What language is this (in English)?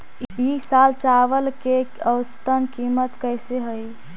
Magahi